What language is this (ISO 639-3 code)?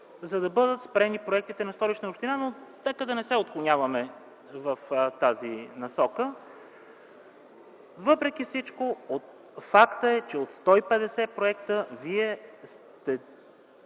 bul